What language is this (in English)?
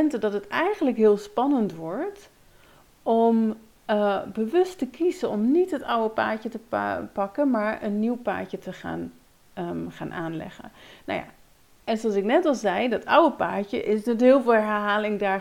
Dutch